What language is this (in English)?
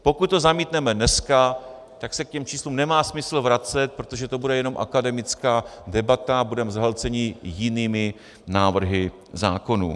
Czech